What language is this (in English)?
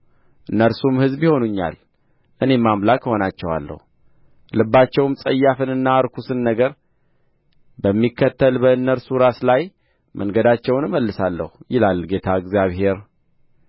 Amharic